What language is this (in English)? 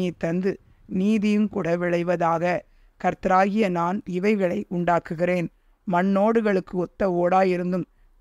Tamil